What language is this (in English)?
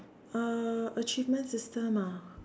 English